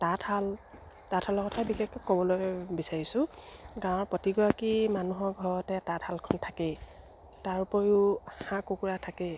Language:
Assamese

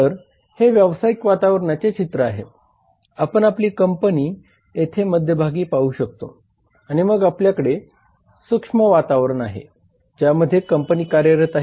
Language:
Marathi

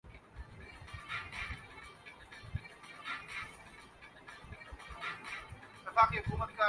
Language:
Urdu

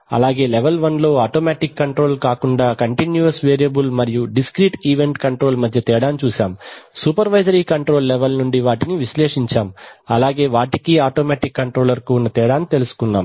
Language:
Telugu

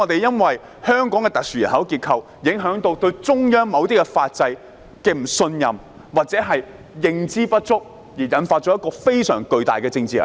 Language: Cantonese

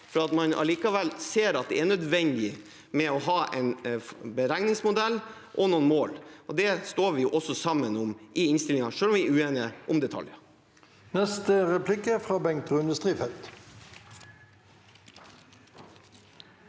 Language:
Norwegian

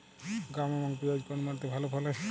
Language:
Bangla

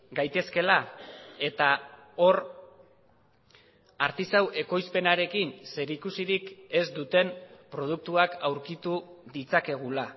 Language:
Basque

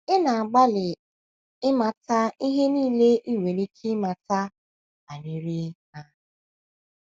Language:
Igbo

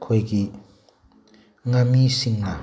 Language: Manipuri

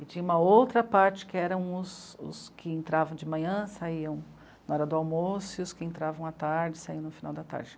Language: Portuguese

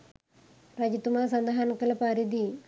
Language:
Sinhala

